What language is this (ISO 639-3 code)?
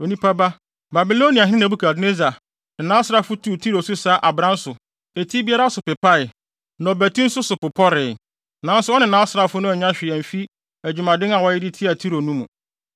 aka